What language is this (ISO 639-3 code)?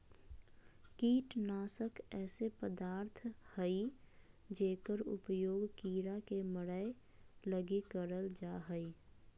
mag